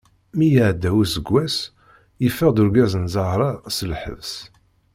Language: Kabyle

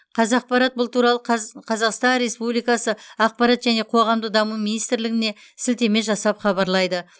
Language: Kazakh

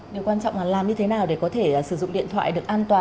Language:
Vietnamese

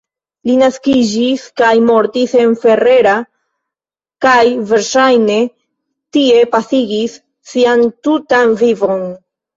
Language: Esperanto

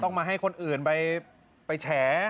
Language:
Thai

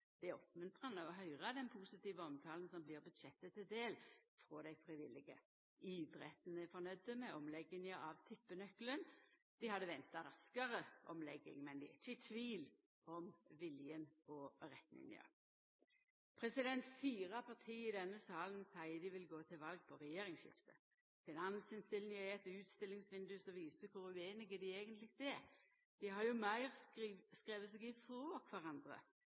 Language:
Norwegian Nynorsk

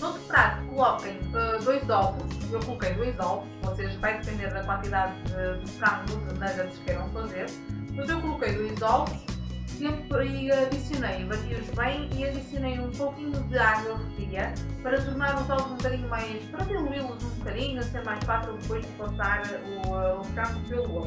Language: Portuguese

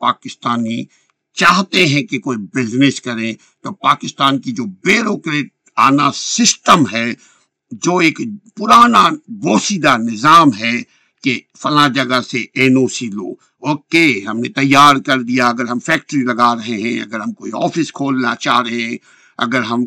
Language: Urdu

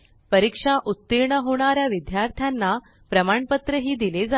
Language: Marathi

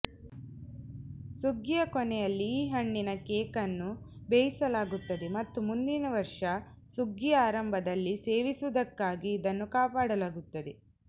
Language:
Kannada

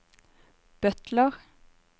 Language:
Norwegian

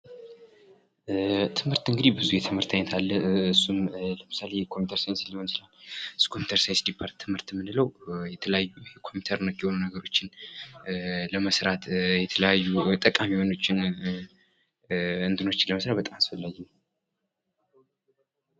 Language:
Amharic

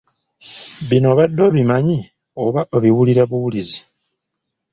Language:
Ganda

